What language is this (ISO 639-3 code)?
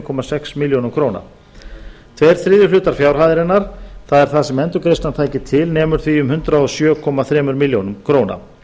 isl